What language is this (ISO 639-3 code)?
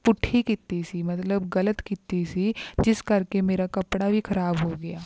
pan